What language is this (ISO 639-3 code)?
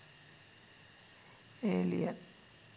sin